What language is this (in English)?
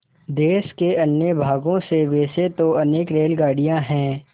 Hindi